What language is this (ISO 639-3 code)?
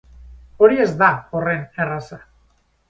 eus